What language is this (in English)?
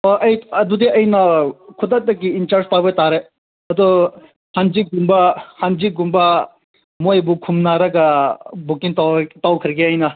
Manipuri